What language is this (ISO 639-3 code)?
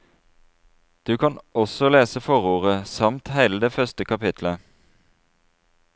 nor